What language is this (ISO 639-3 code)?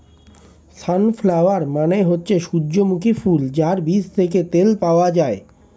ben